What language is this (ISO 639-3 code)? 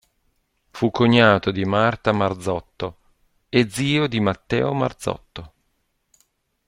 ita